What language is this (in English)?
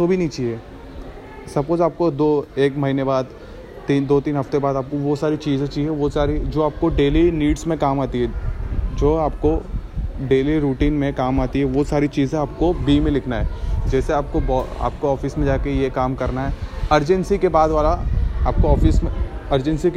Hindi